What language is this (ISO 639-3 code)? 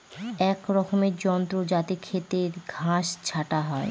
ben